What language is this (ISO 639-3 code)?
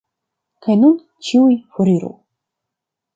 epo